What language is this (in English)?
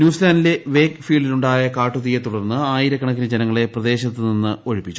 Malayalam